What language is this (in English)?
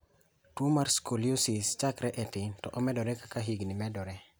Luo (Kenya and Tanzania)